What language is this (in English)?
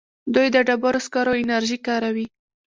Pashto